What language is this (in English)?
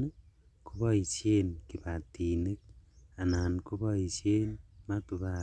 Kalenjin